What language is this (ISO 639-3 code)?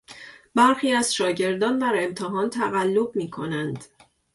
fas